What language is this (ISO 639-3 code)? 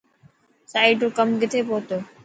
mki